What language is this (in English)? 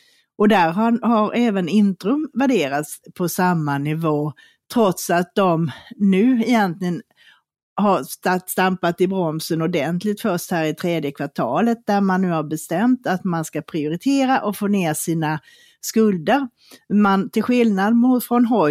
Swedish